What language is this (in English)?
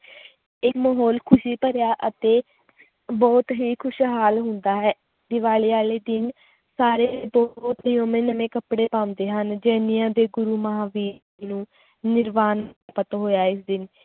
Punjabi